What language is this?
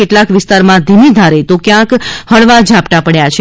Gujarati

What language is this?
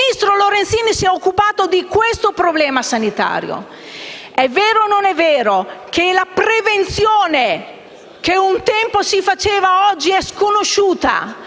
Italian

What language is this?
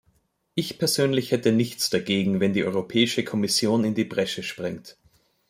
German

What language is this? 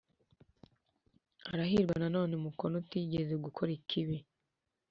Kinyarwanda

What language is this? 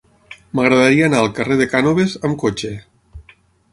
Catalan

